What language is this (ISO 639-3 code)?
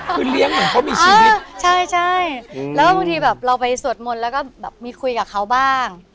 tha